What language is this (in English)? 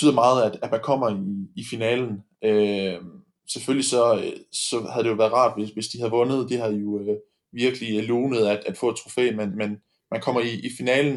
Danish